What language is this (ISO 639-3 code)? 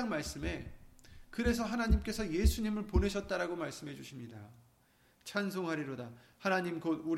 kor